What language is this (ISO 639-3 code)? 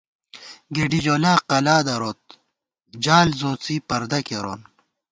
gwt